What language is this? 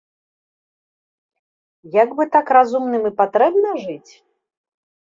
Belarusian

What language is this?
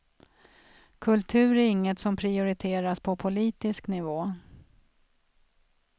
Swedish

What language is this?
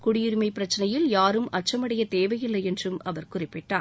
Tamil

